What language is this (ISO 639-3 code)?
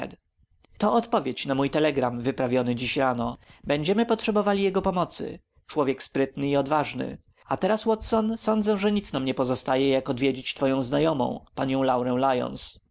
pol